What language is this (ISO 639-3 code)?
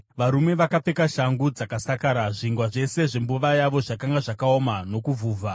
sna